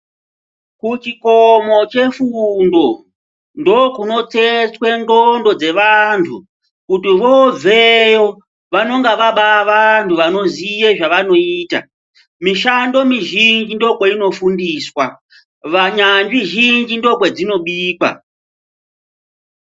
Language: Ndau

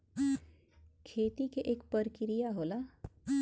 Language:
Bhojpuri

